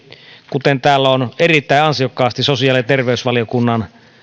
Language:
Finnish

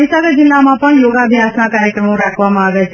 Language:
Gujarati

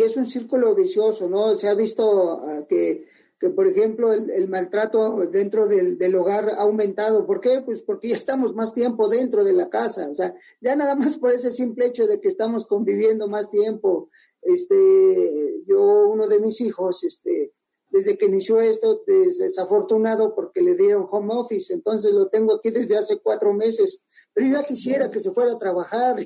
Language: Spanish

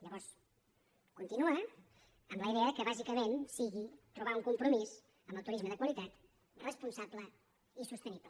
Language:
Catalan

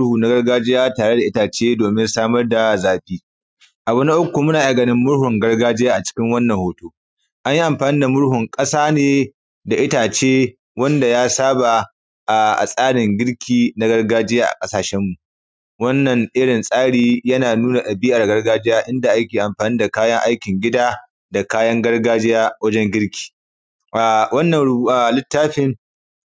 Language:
Hausa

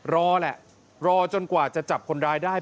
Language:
Thai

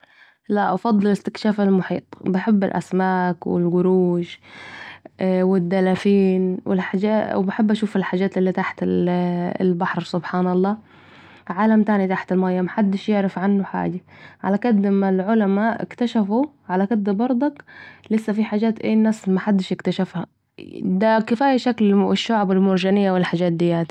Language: Saidi Arabic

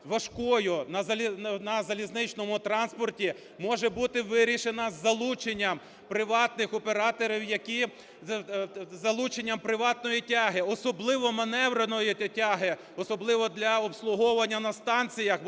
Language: Ukrainian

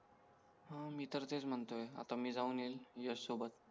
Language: Marathi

